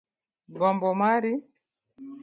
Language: Luo (Kenya and Tanzania)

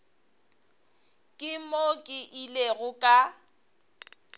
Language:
Northern Sotho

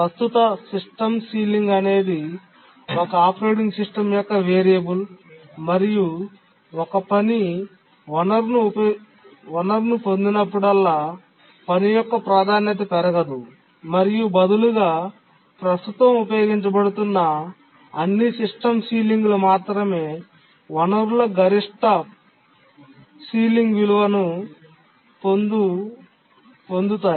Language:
Telugu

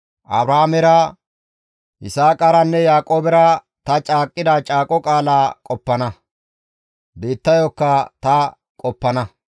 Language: Gamo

